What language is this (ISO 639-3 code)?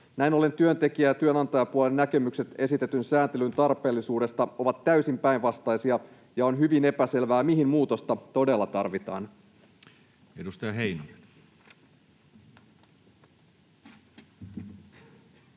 fin